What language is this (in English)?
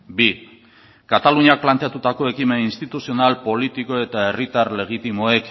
Basque